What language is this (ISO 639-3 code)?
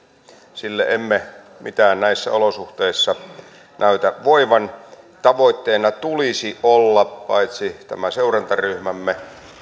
fin